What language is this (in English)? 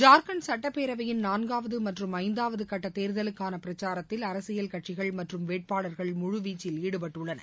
Tamil